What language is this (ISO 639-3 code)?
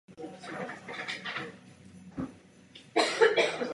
ces